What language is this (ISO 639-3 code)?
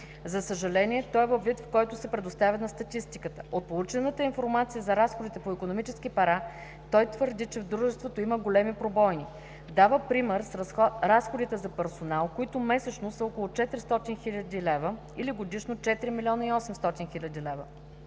bul